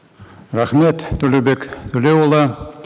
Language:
Kazakh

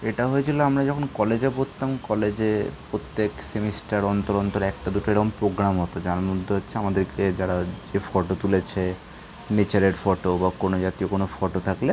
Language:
Bangla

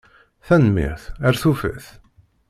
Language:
Kabyle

